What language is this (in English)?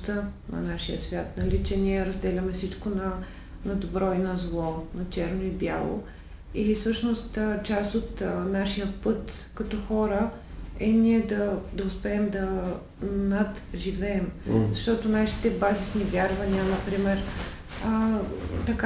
Bulgarian